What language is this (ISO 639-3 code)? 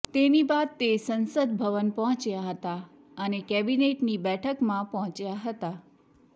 guj